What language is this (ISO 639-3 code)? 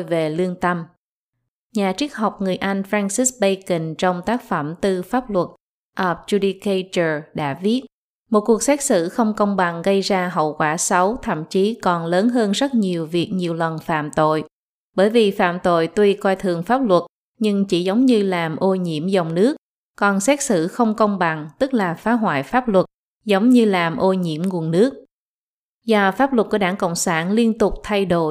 vie